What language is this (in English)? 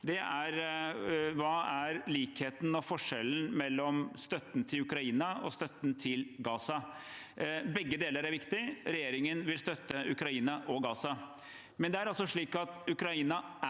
Norwegian